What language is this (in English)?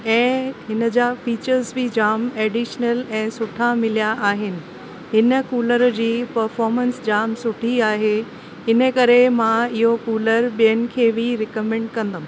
Sindhi